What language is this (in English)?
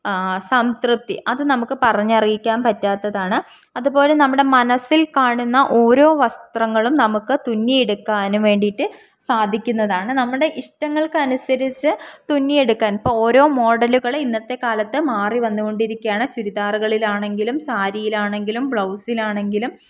Malayalam